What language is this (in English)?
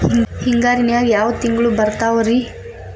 Kannada